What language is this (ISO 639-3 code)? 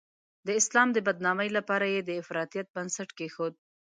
pus